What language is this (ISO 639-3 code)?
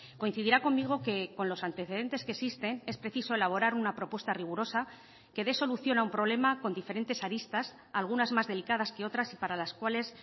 spa